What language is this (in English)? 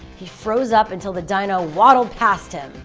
English